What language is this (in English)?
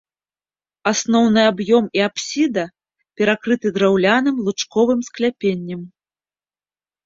Belarusian